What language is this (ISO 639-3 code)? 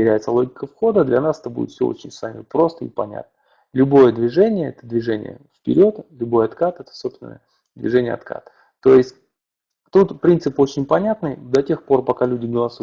rus